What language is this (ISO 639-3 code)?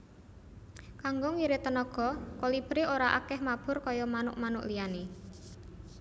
jav